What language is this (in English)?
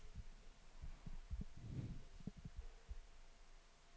Danish